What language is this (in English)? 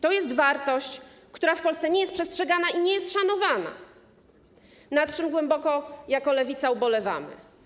Polish